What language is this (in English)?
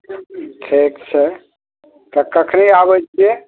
Maithili